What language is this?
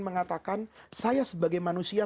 Indonesian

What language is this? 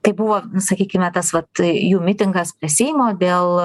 Lithuanian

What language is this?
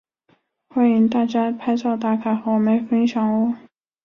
Chinese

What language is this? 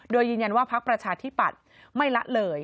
Thai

